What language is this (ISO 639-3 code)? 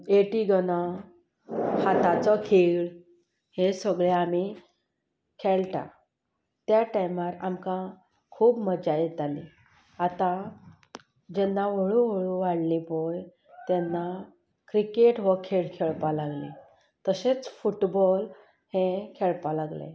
kok